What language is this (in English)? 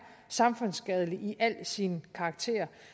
Danish